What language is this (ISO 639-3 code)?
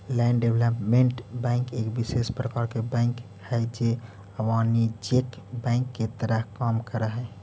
mag